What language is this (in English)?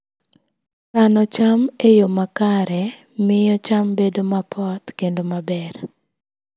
Luo (Kenya and Tanzania)